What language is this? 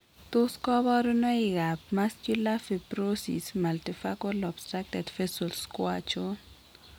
Kalenjin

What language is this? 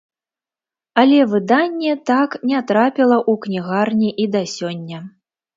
Belarusian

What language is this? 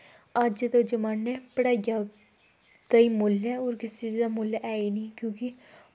Dogri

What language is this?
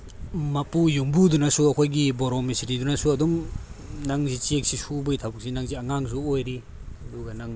Manipuri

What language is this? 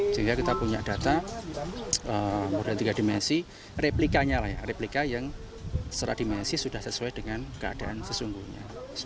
Indonesian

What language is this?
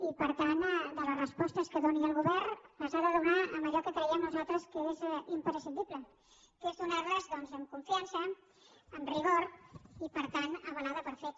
Catalan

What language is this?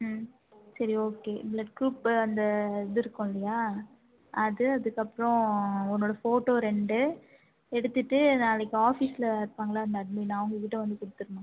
Tamil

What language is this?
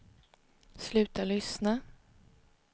Swedish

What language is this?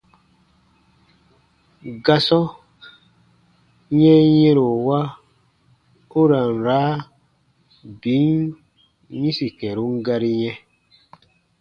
Baatonum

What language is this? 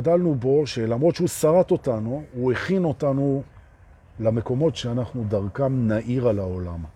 Hebrew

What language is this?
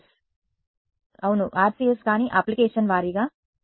Telugu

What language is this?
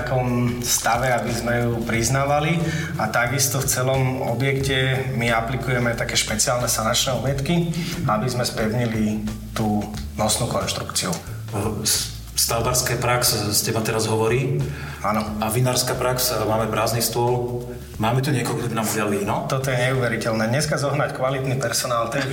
Slovak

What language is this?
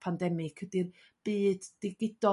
Welsh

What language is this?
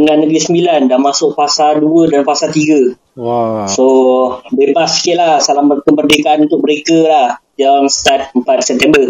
Malay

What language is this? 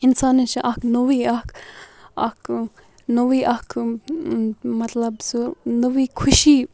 Kashmiri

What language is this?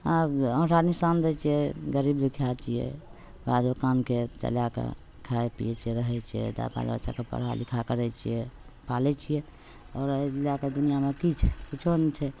Maithili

